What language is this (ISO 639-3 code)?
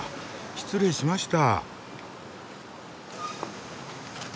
jpn